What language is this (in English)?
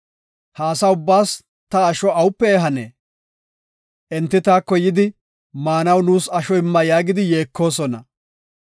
Gofa